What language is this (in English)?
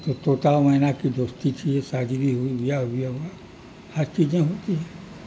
Urdu